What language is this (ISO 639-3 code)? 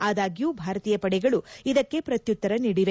kan